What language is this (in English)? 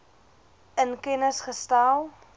Afrikaans